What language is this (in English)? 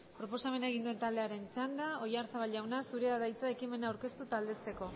Basque